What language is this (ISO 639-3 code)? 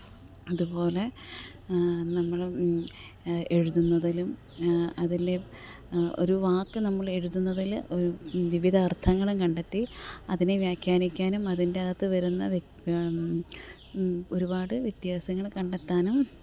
mal